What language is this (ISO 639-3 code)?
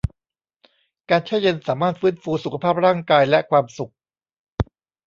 tha